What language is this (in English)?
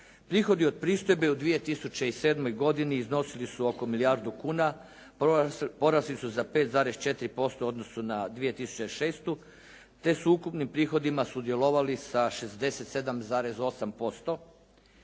Croatian